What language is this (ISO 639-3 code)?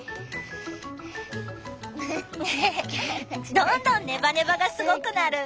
jpn